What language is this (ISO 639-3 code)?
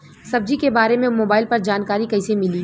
bho